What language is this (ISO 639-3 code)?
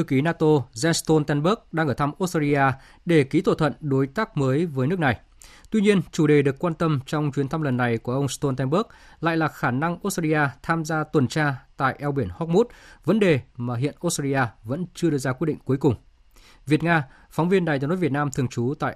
vie